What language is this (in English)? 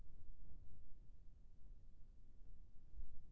Chhattisgarhi